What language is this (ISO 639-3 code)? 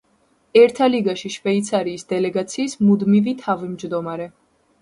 kat